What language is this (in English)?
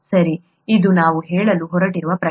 Kannada